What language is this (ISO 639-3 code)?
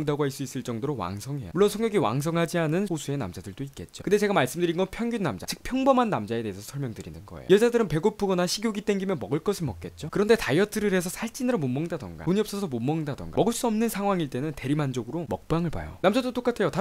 kor